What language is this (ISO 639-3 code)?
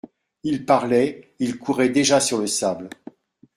fra